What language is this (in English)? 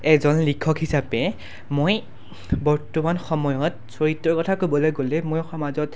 Assamese